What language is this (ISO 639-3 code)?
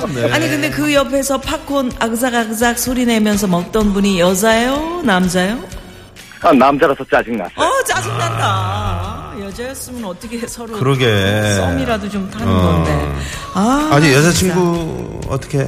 kor